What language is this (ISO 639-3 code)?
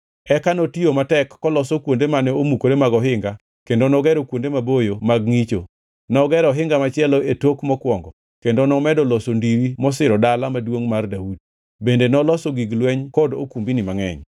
luo